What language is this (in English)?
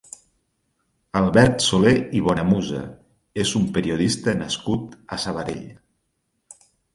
Catalan